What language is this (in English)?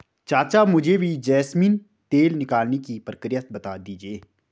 Hindi